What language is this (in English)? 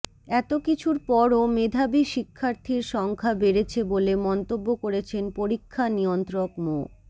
Bangla